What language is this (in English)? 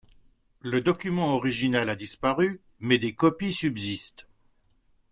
French